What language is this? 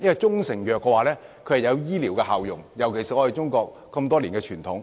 Cantonese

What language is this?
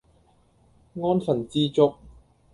Cantonese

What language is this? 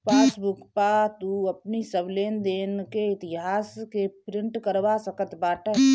Bhojpuri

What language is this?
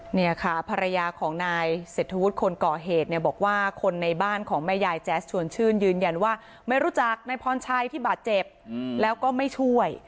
Thai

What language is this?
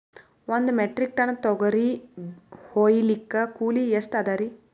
Kannada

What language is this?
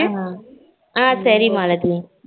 Tamil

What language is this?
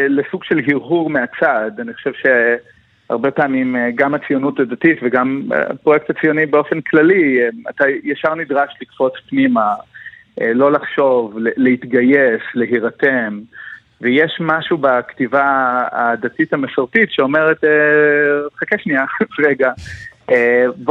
Hebrew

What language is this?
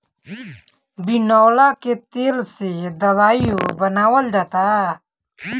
Bhojpuri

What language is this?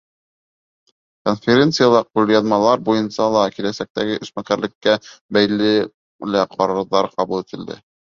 Bashkir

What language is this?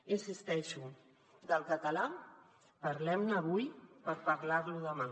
Catalan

